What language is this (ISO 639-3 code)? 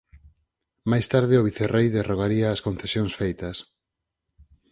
glg